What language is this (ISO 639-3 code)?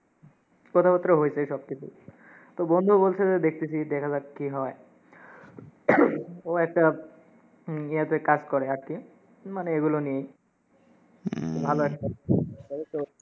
ben